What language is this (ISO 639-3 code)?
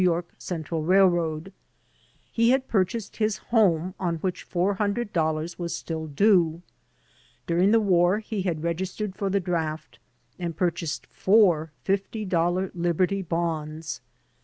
eng